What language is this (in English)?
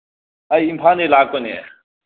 Manipuri